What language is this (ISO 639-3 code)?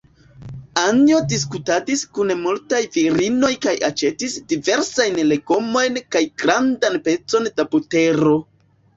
epo